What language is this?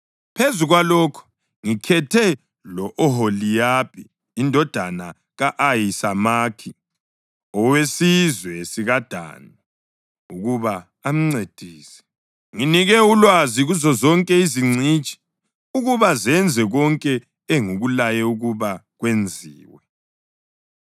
North Ndebele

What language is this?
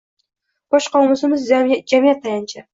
Uzbek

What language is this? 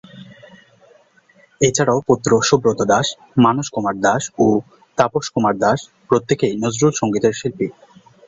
Bangla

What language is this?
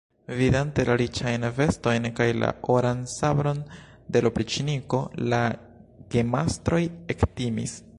Esperanto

